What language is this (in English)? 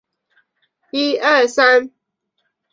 Chinese